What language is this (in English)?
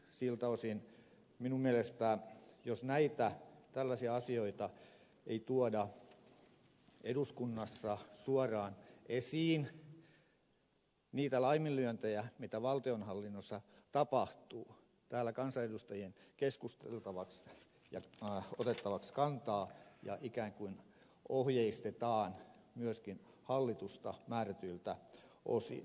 Finnish